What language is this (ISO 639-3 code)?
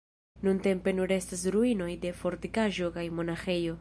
epo